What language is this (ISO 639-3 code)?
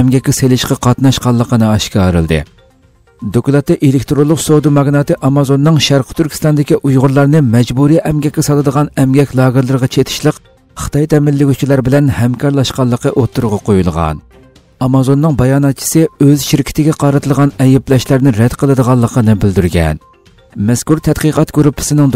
tur